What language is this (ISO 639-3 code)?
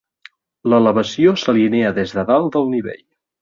cat